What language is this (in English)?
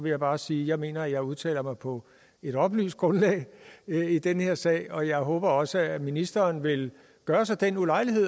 Danish